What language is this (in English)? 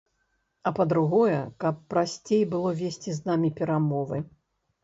Belarusian